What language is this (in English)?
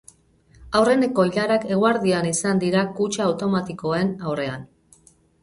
Basque